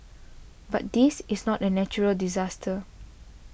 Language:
English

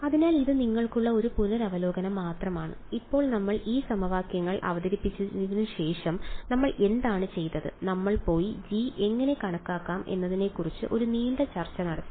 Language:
Malayalam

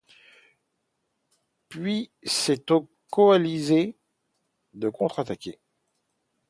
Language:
French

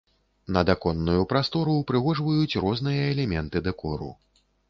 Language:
Belarusian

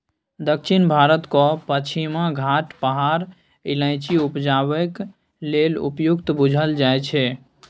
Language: Maithili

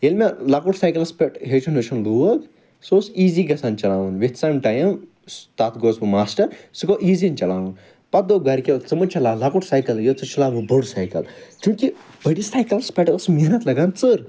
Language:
Kashmiri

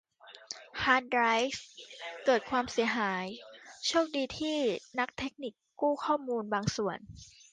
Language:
Thai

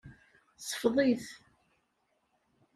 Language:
Kabyle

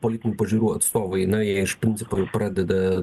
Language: Lithuanian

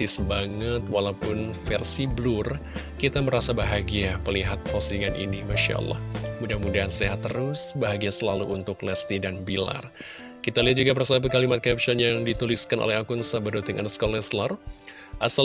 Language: Indonesian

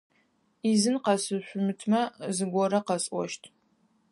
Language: Adyghe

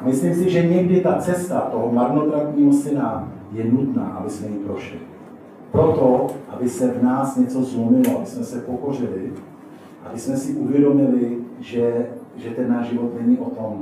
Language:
Czech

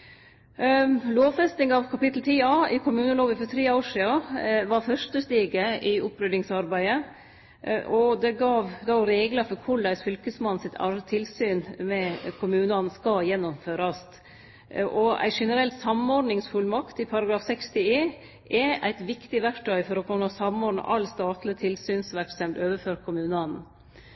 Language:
Norwegian Nynorsk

